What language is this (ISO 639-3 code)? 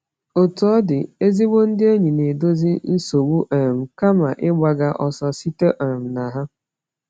ibo